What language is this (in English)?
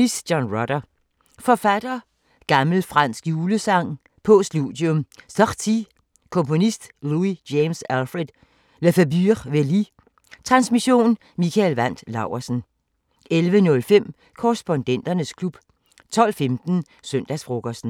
Danish